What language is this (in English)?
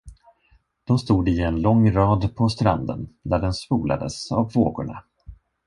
Swedish